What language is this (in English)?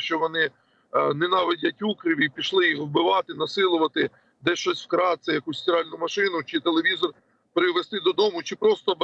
Ukrainian